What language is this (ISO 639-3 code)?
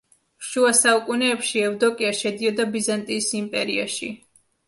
kat